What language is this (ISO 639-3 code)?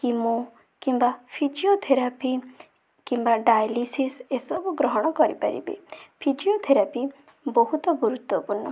ori